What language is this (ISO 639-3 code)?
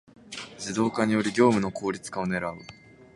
jpn